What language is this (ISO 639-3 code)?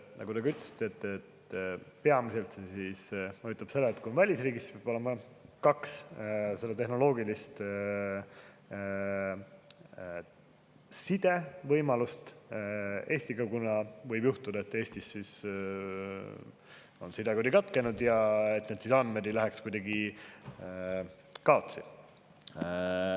est